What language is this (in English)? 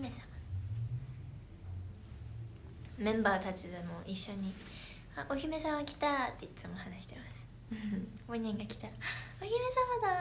Korean